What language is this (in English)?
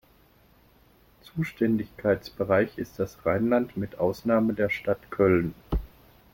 German